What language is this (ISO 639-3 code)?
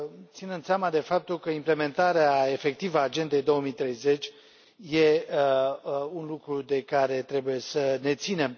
ron